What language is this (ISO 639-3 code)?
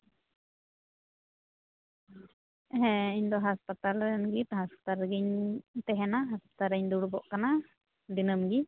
sat